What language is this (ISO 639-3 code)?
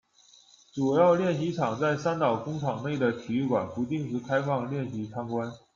zho